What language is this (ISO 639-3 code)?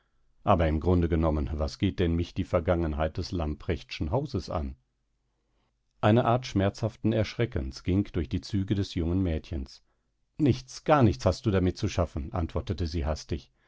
deu